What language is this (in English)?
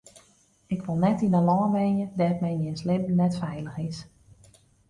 Western Frisian